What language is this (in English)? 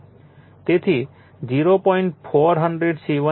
Gujarati